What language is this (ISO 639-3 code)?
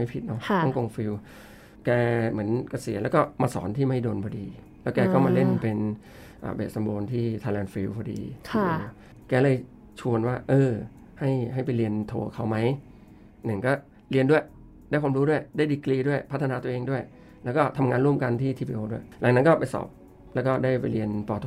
tha